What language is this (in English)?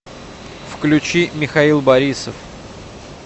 Russian